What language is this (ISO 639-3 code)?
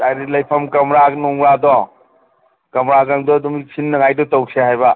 mni